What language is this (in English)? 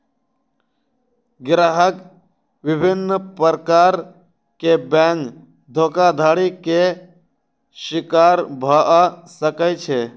Maithili